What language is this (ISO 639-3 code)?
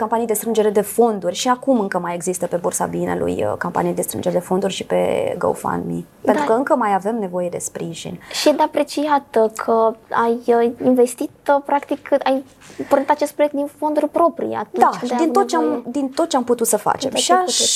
ron